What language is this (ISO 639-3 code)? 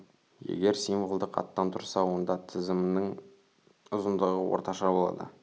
kaz